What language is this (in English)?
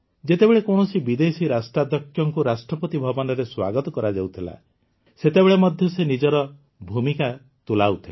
Odia